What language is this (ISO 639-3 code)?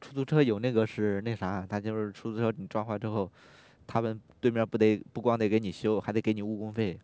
zho